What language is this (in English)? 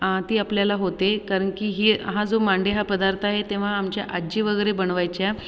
Marathi